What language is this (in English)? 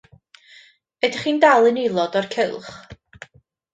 Welsh